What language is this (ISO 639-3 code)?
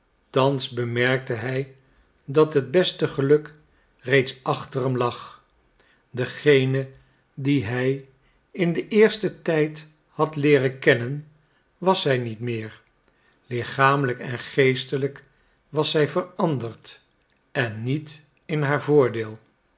nld